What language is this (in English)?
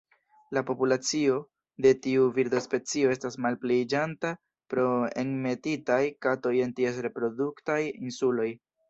Esperanto